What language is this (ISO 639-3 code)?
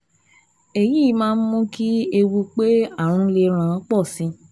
yor